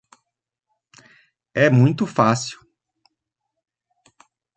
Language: Portuguese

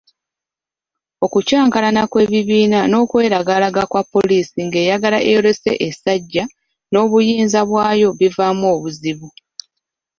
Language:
Ganda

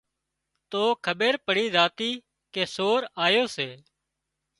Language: Wadiyara Koli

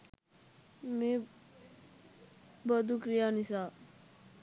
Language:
Sinhala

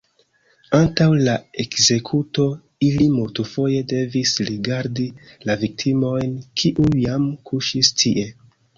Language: Esperanto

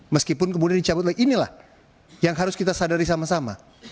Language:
Indonesian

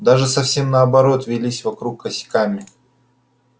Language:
Russian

